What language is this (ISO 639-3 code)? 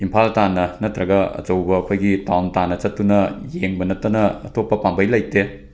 mni